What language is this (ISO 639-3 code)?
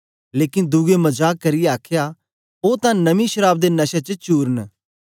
doi